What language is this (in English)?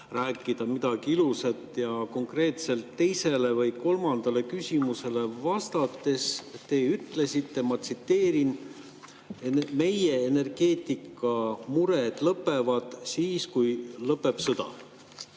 Estonian